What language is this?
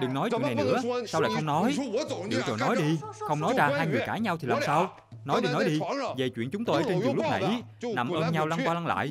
Vietnamese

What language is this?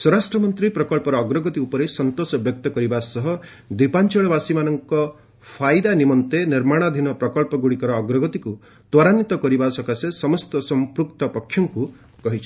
Odia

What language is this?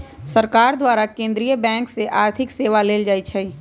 Magahi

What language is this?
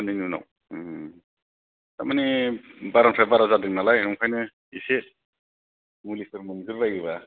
Bodo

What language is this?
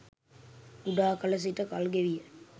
Sinhala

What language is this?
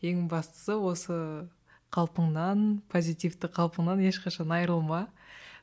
Kazakh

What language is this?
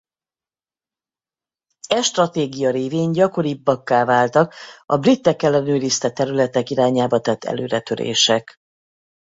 Hungarian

